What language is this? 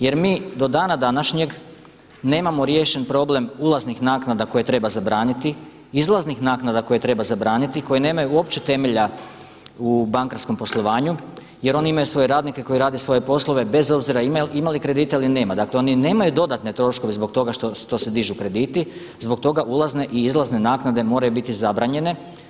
Croatian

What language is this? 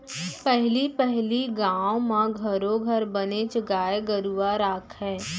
Chhattisgarhi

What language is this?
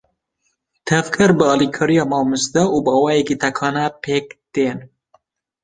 Kurdish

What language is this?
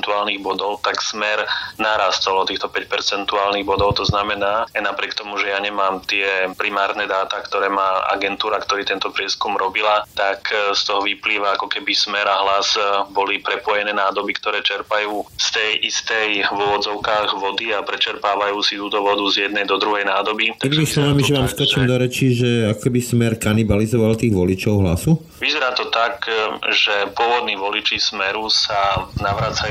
Slovak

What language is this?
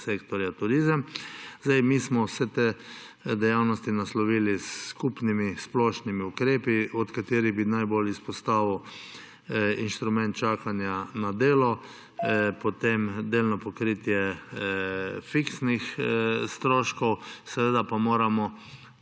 Slovenian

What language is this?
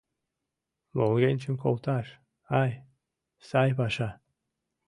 Mari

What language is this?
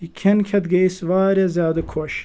Kashmiri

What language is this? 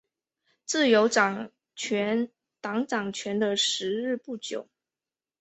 Chinese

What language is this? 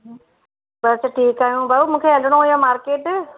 Sindhi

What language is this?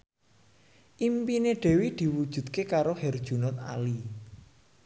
Javanese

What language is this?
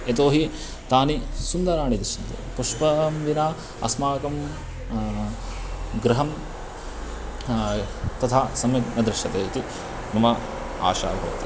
Sanskrit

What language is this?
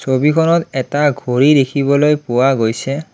Assamese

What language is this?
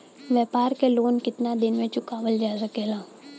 Bhojpuri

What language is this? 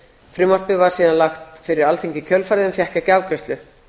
Icelandic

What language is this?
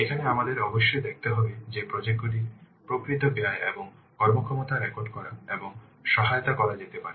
Bangla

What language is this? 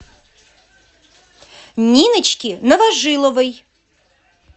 Russian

